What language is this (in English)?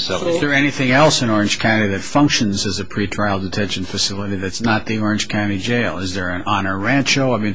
English